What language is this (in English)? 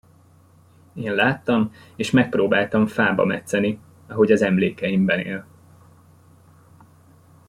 Hungarian